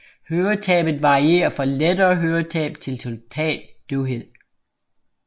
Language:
Danish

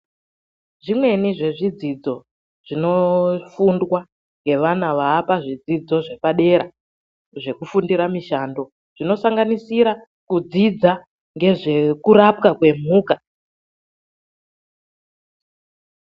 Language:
Ndau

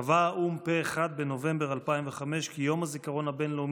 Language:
Hebrew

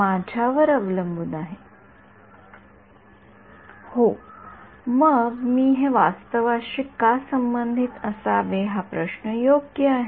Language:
Marathi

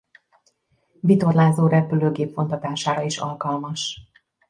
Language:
Hungarian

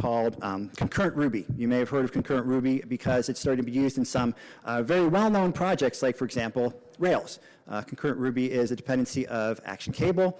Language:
English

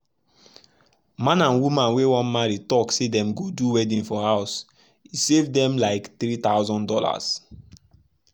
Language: Nigerian Pidgin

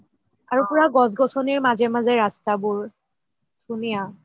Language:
Assamese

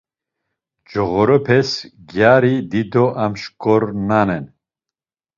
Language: Laz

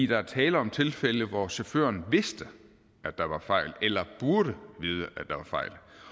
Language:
Danish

